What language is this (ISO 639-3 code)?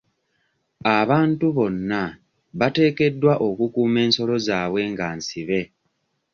lug